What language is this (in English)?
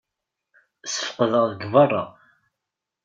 Kabyle